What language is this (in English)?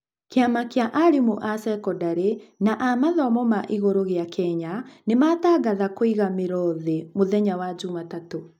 Kikuyu